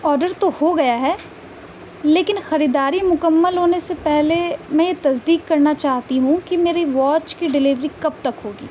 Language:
Urdu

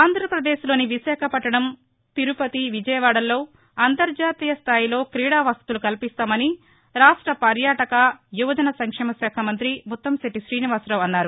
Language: Telugu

